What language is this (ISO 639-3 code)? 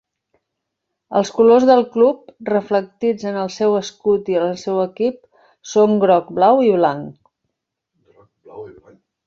cat